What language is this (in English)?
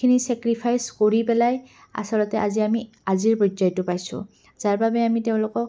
Assamese